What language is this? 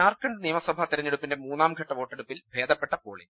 Malayalam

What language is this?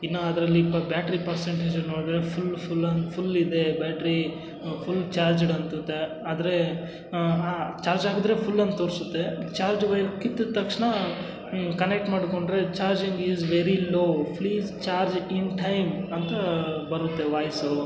Kannada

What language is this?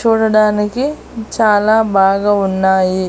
Telugu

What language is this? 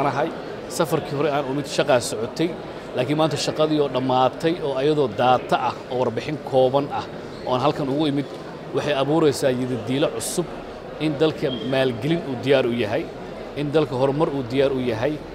Arabic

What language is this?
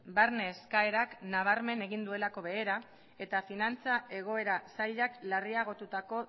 Basque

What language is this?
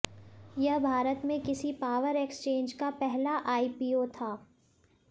Hindi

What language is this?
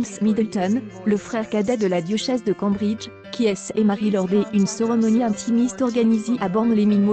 French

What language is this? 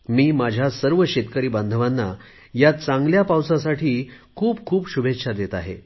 Marathi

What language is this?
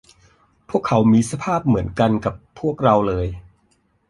Thai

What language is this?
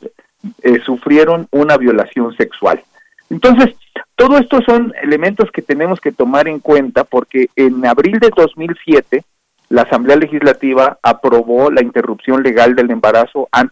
Spanish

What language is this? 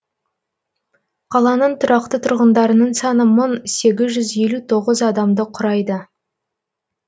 Kazakh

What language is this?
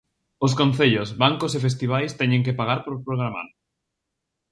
Galician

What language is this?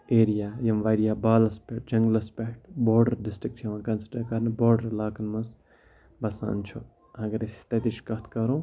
Kashmiri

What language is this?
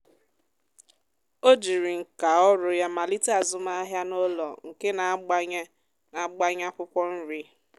Igbo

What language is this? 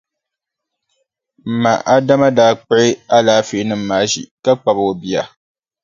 Dagbani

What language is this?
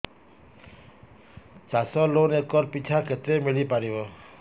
Odia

